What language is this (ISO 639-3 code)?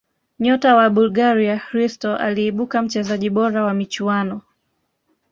swa